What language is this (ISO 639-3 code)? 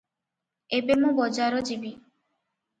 ori